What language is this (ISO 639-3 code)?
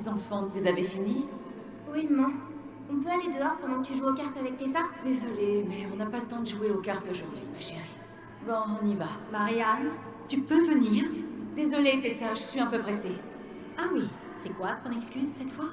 fra